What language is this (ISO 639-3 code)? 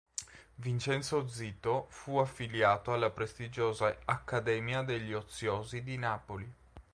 ita